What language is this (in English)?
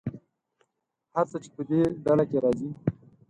Pashto